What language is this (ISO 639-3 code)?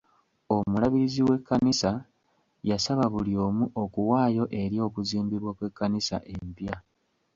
lug